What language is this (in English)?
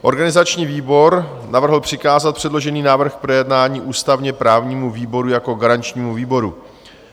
Czech